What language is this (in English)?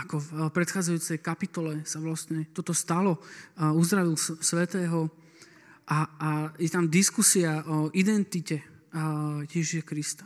Slovak